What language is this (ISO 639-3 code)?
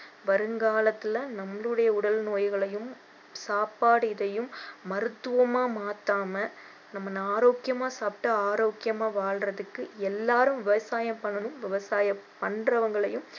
tam